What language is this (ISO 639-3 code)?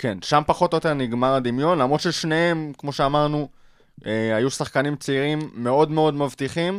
heb